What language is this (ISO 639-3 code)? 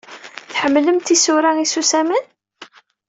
kab